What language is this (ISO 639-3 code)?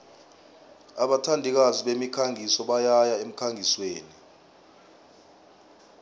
nbl